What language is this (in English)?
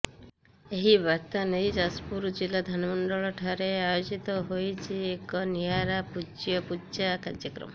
Odia